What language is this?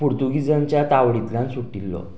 Konkani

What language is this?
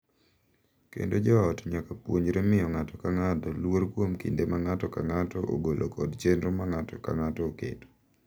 Luo (Kenya and Tanzania)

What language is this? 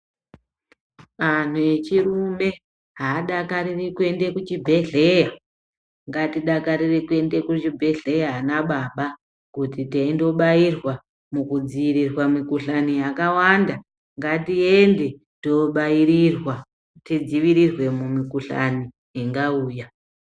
Ndau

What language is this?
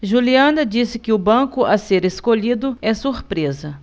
Portuguese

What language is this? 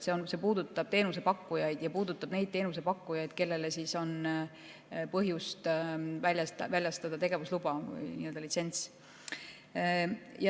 Estonian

